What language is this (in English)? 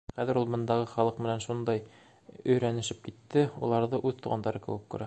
Bashkir